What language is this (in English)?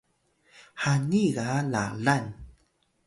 Atayal